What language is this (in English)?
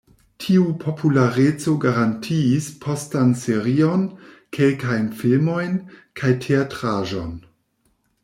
Esperanto